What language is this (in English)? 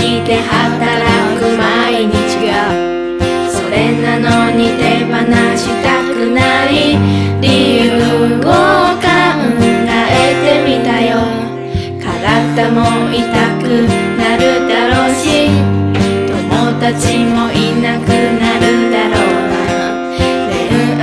Japanese